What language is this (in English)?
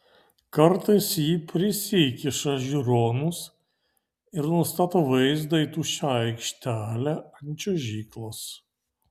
Lithuanian